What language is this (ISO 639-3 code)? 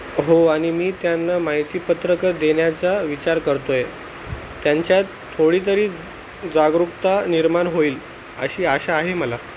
mar